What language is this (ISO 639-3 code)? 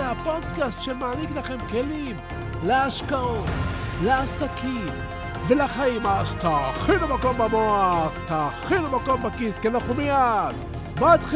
heb